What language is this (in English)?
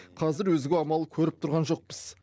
Kazakh